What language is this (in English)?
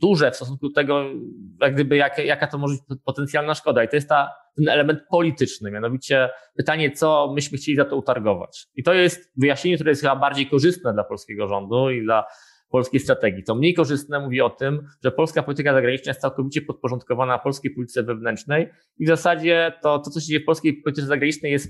Polish